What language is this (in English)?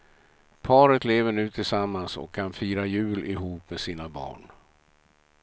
Swedish